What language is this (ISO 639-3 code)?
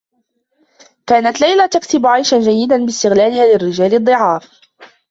ara